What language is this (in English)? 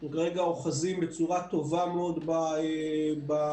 Hebrew